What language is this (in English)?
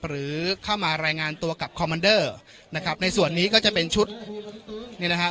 Thai